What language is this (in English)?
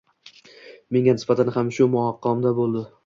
Uzbek